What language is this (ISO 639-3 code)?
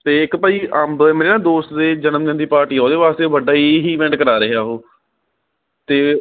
pan